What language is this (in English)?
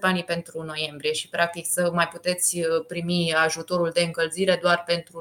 Romanian